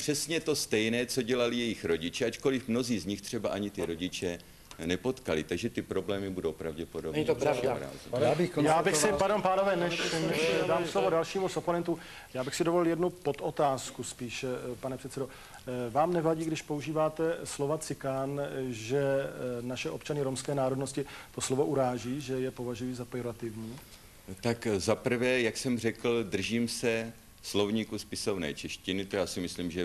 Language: Czech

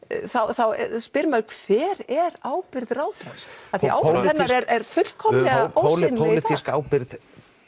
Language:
Icelandic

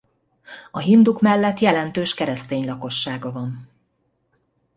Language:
Hungarian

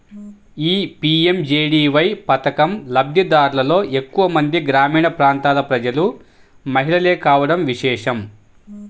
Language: Telugu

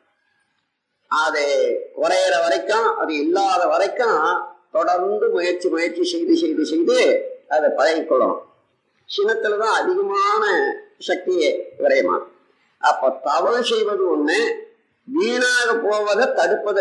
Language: Tamil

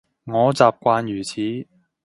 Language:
Cantonese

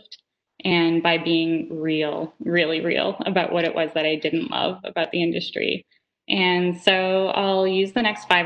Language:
English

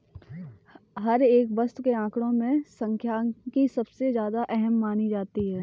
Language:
Hindi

